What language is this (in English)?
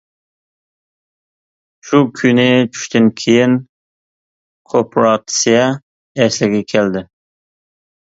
Uyghur